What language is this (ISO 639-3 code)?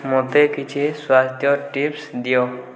ori